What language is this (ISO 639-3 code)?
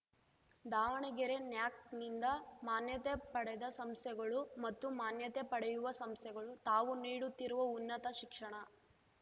kan